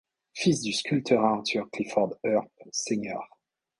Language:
French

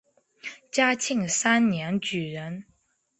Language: Chinese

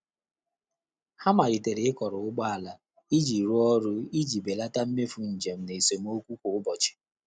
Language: Igbo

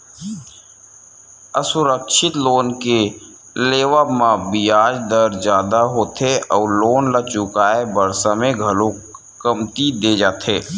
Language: Chhattisgarhi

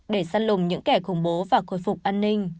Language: Vietnamese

